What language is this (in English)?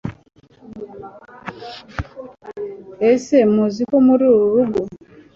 Kinyarwanda